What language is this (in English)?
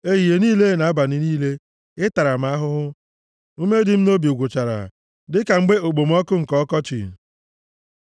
Igbo